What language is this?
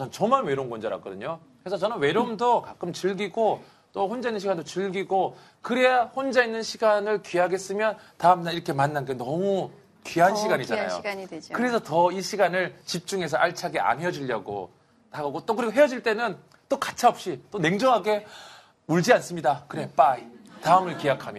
Korean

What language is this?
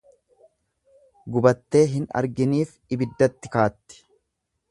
Oromo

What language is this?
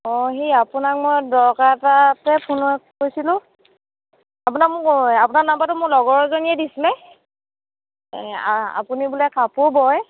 Assamese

